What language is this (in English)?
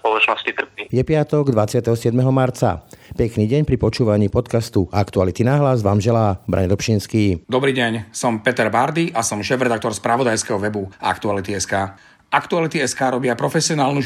Slovak